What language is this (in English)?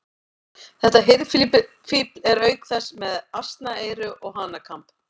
Icelandic